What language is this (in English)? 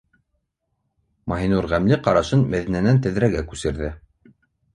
Bashkir